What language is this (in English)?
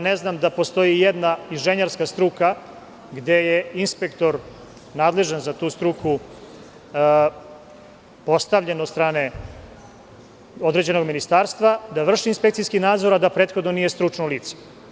Serbian